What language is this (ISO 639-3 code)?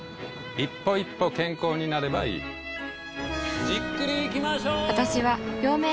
jpn